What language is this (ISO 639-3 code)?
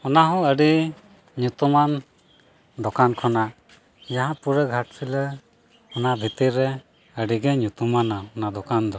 sat